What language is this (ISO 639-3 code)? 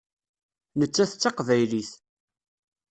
kab